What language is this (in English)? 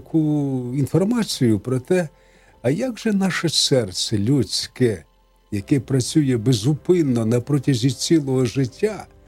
Ukrainian